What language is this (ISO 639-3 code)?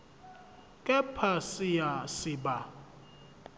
zul